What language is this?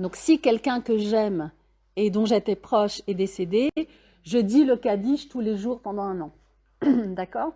French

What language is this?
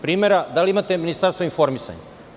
Serbian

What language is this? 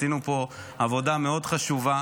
Hebrew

